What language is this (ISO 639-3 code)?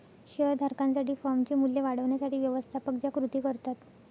mar